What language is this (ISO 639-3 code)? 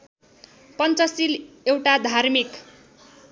nep